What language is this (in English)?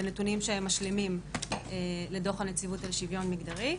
Hebrew